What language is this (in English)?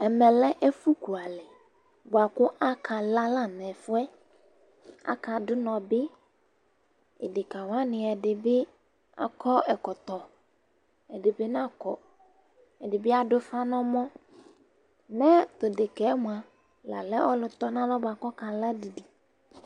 Ikposo